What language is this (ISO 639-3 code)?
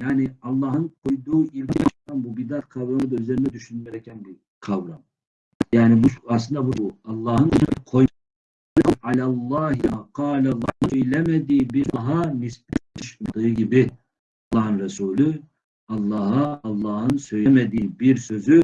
tur